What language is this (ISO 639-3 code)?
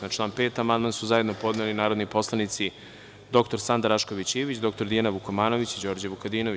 srp